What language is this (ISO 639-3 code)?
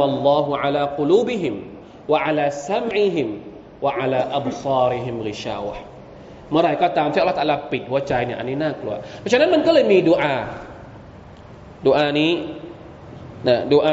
tha